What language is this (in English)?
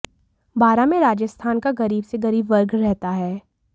Hindi